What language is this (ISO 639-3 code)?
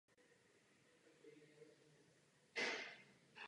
ces